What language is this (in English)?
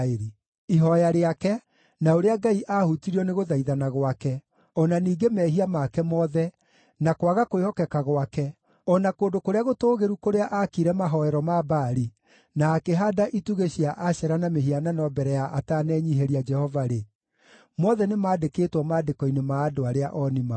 Kikuyu